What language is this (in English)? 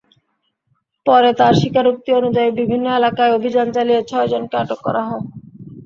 Bangla